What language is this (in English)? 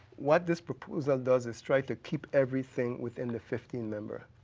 English